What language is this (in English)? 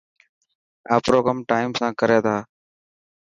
Dhatki